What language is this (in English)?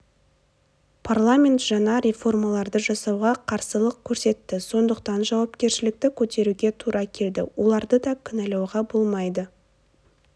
Kazakh